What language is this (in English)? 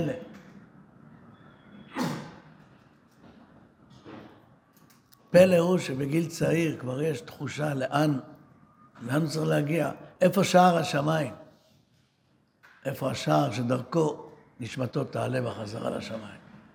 Hebrew